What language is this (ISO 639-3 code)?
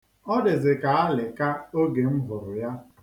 ibo